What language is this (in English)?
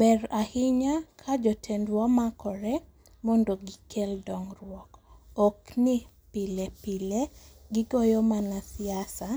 Luo (Kenya and Tanzania)